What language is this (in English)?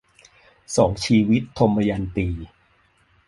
Thai